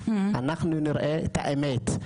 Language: Hebrew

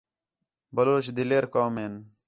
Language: Khetrani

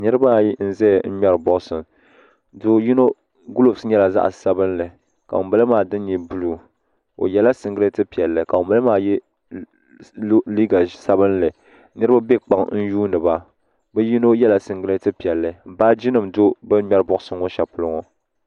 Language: Dagbani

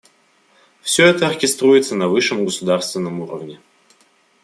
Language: Russian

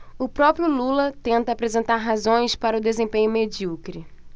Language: Portuguese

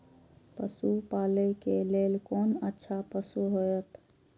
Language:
Maithili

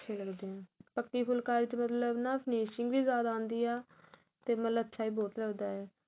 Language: Punjabi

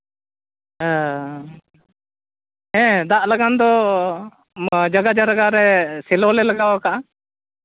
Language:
Santali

